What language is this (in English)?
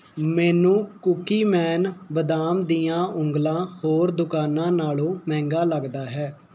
Punjabi